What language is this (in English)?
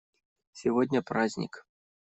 Russian